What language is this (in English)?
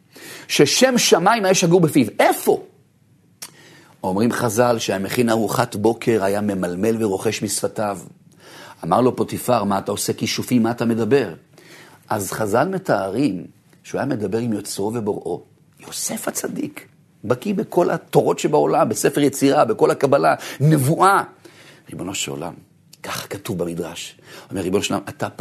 Hebrew